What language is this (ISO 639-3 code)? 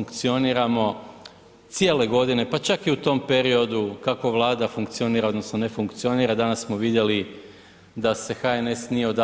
hrv